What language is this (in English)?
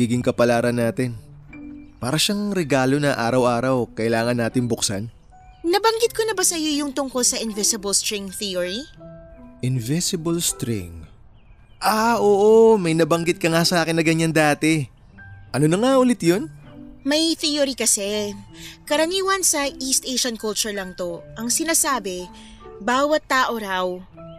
Filipino